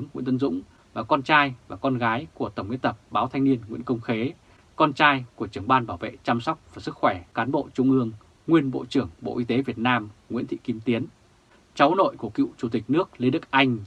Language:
Vietnamese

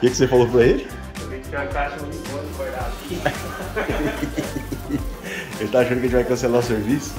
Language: Portuguese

